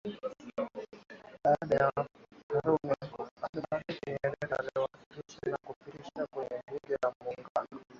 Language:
Swahili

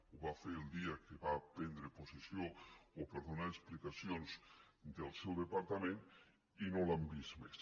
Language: Catalan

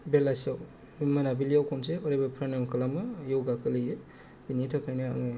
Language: Bodo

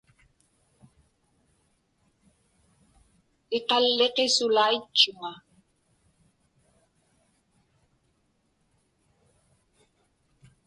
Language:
Inupiaq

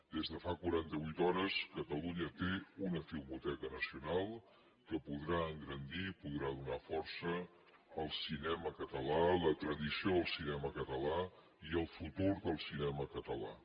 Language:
Catalan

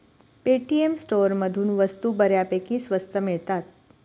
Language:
Marathi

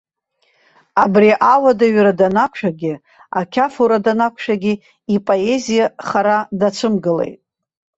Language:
Abkhazian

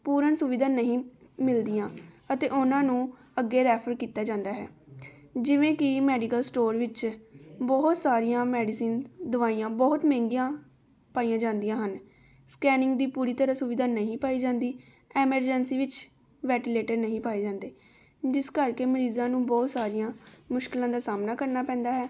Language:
Punjabi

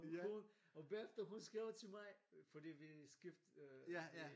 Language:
Danish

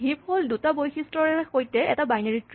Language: Assamese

